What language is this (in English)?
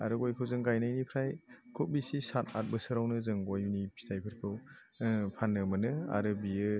Bodo